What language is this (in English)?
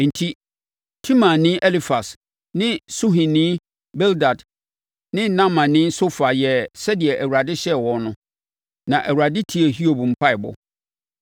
Akan